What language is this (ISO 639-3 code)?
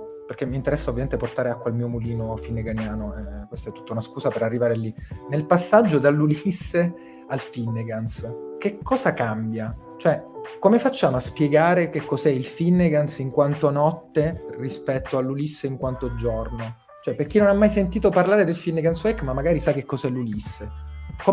ita